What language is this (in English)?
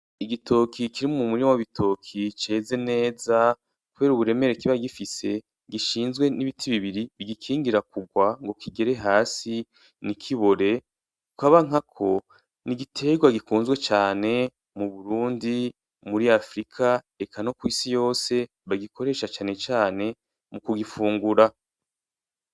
Rundi